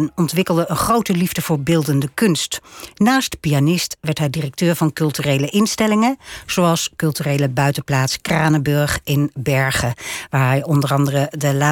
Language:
Dutch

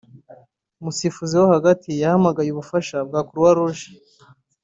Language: Kinyarwanda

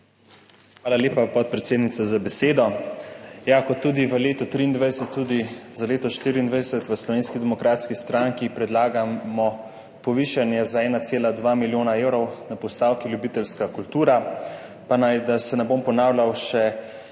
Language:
Slovenian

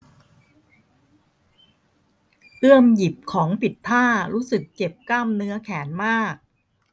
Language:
Thai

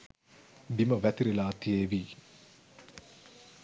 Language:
Sinhala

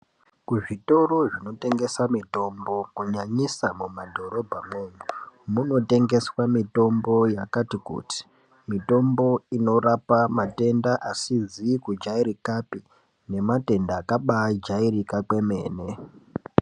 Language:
Ndau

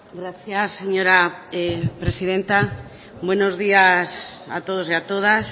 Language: Spanish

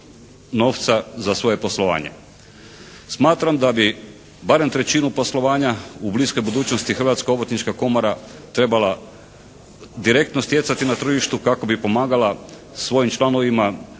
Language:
Croatian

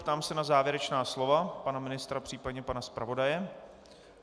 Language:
Czech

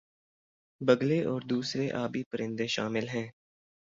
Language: Urdu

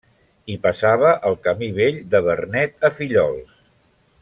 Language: Catalan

